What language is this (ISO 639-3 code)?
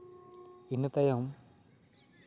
sat